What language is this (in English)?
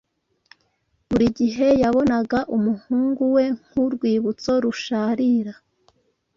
Kinyarwanda